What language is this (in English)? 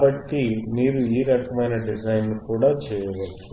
Telugu